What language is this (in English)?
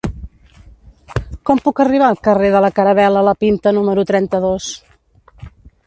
Catalan